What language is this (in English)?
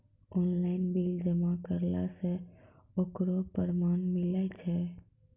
Maithili